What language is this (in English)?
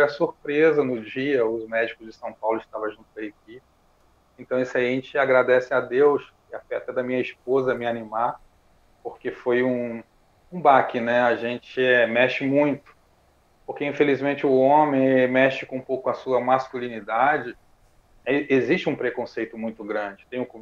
Portuguese